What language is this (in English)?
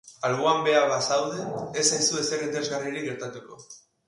Basque